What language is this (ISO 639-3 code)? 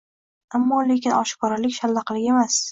uzb